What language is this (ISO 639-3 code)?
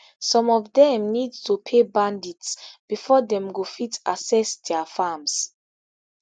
pcm